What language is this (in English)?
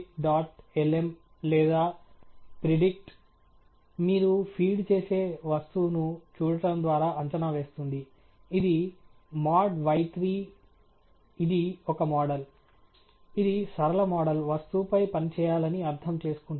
Telugu